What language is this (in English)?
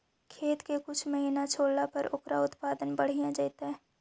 Magahi